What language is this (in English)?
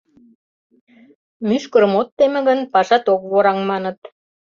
Mari